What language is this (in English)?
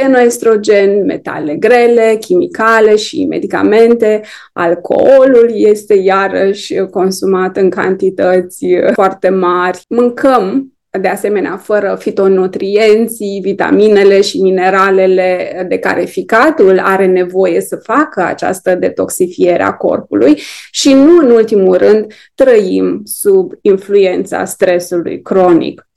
Romanian